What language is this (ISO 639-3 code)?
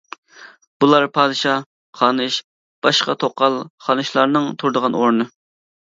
uig